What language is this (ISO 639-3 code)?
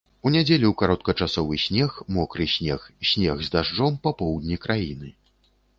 bel